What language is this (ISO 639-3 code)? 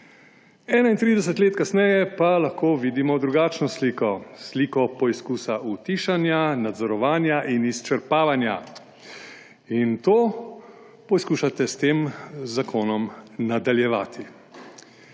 slv